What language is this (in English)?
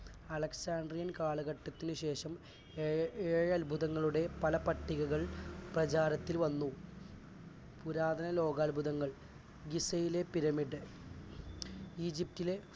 Malayalam